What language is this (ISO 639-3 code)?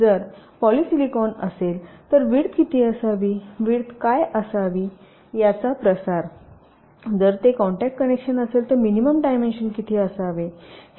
mar